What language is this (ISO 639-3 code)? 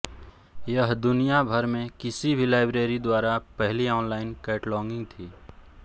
hin